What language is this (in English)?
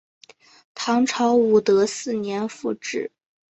Chinese